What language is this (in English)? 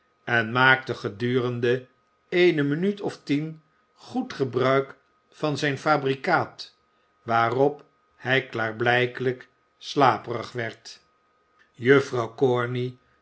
Dutch